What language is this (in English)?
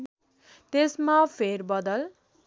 Nepali